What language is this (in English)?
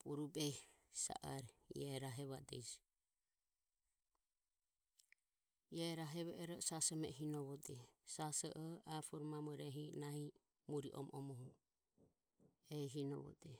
Ömie